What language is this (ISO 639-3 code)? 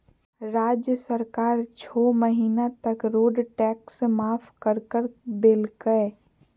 mag